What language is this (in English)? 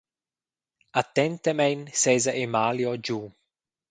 Romansh